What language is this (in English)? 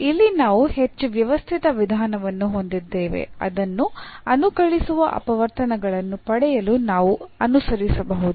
Kannada